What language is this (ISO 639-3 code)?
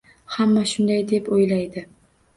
uzb